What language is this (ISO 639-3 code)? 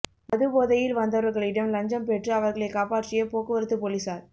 tam